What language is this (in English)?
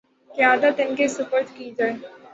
Urdu